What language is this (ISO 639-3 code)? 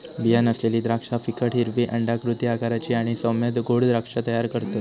mar